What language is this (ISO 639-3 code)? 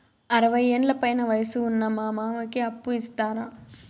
tel